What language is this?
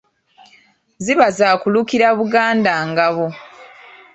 Ganda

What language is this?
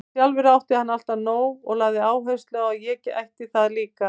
Icelandic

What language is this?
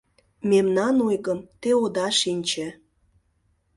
Mari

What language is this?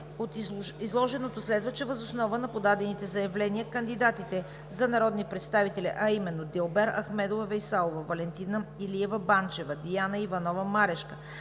Bulgarian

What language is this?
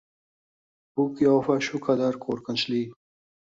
Uzbek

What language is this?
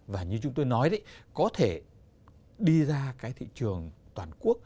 Vietnamese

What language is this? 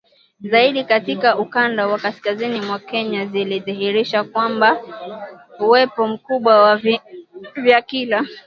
Swahili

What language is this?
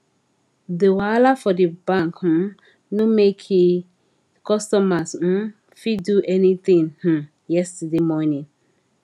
Nigerian Pidgin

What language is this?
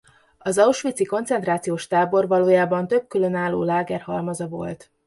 Hungarian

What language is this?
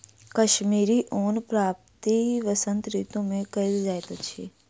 Maithili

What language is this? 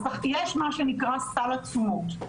Hebrew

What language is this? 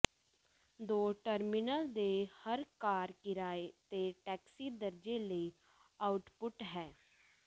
Punjabi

